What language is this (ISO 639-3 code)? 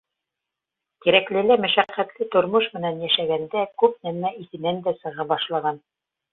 bak